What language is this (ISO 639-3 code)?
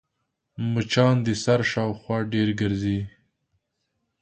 pus